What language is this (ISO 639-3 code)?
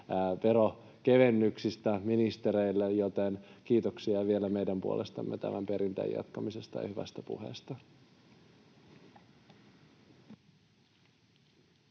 fin